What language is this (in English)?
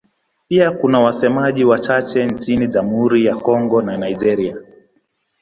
Swahili